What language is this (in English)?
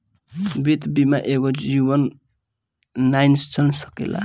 Bhojpuri